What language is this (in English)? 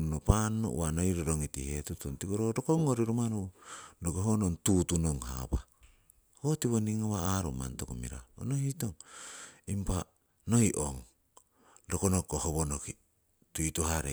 Siwai